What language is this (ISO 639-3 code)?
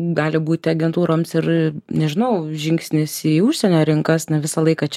lit